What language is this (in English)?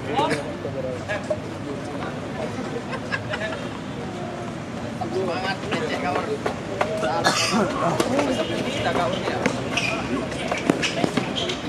Indonesian